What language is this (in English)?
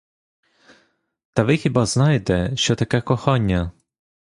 Ukrainian